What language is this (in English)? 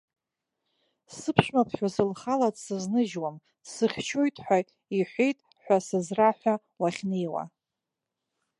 Abkhazian